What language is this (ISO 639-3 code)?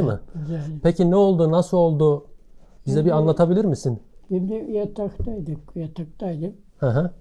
tur